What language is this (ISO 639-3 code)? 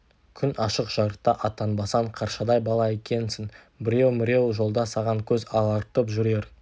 kaz